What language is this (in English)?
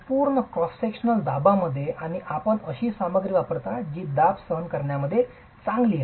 Marathi